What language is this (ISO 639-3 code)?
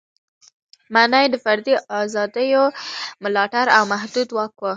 pus